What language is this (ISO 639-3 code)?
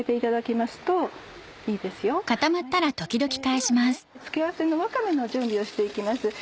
jpn